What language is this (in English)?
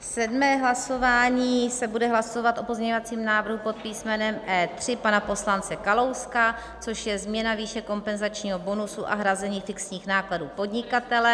Czech